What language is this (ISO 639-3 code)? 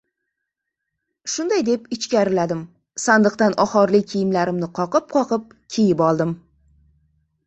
uzb